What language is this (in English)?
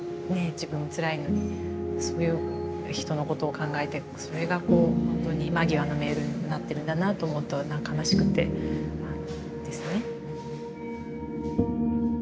Japanese